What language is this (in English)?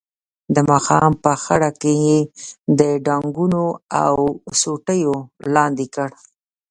Pashto